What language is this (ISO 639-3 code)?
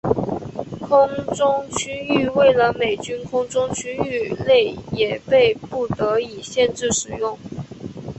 zho